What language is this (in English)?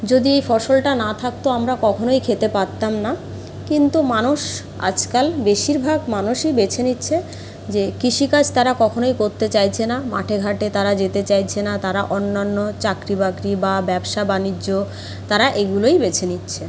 Bangla